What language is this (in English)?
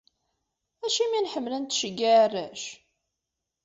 Kabyle